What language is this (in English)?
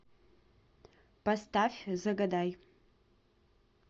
Russian